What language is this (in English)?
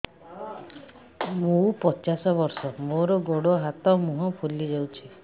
Odia